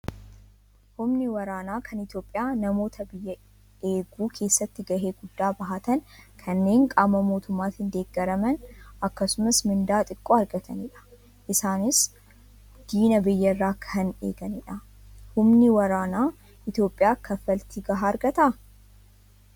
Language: Oromo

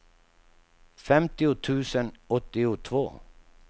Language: Swedish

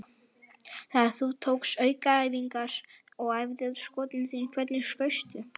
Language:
Icelandic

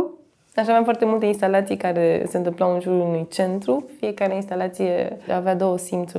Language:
Romanian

